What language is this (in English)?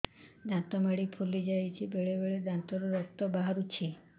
Odia